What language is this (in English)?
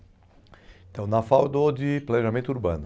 Portuguese